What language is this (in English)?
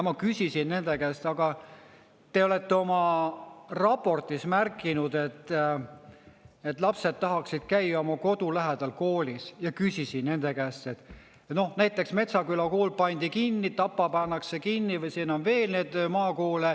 Estonian